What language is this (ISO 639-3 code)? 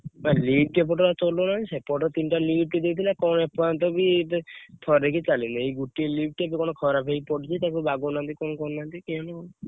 ori